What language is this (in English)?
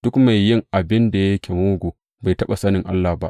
Hausa